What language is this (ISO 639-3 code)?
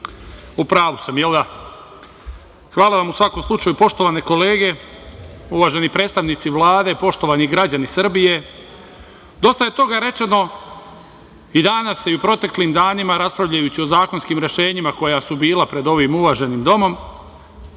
srp